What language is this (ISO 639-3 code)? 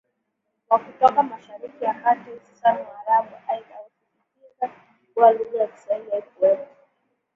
swa